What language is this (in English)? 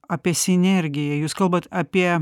Lithuanian